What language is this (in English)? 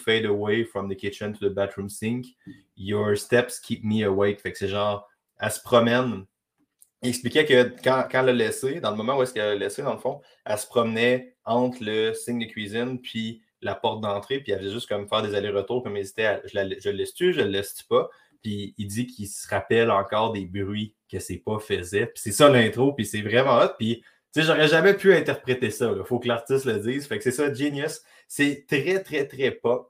French